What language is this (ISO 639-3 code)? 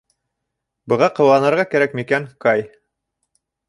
bak